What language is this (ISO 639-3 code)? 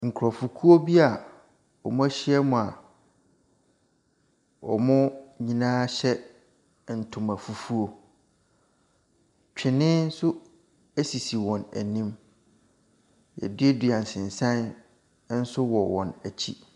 aka